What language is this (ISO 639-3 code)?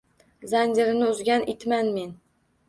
uzb